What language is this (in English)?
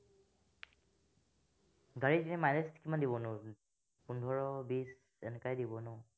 Assamese